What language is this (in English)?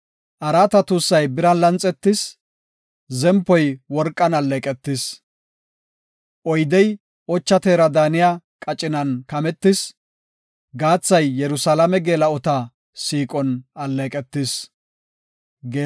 Gofa